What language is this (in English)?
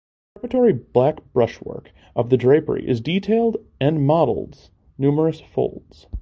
English